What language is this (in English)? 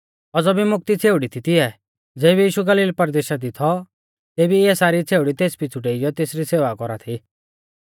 Mahasu Pahari